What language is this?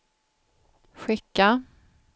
Swedish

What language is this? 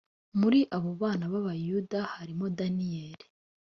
Kinyarwanda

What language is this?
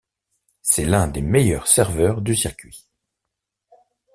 French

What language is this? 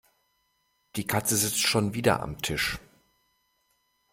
German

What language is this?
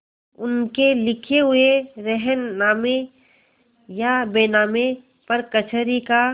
Hindi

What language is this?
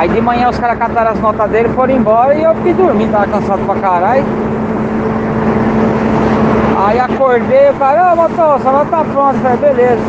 Portuguese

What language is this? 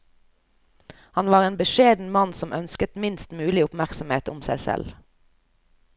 Norwegian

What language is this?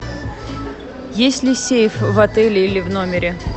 Russian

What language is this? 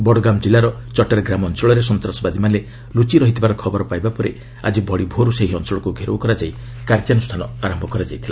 Odia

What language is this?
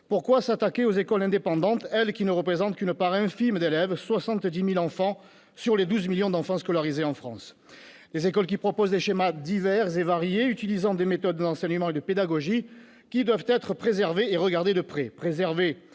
French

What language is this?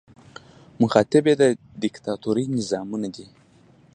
Pashto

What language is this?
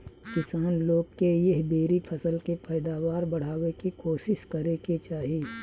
Bhojpuri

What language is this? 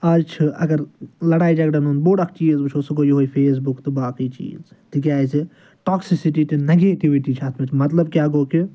Kashmiri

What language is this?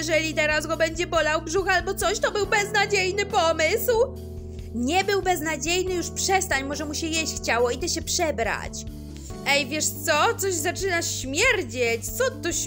Polish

